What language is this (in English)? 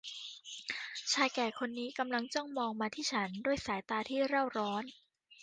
Thai